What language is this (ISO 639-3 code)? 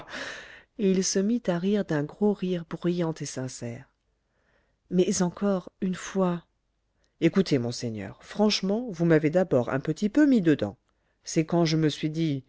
fra